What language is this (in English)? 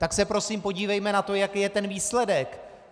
Czech